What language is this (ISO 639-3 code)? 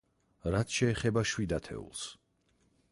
kat